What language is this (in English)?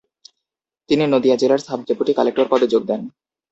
Bangla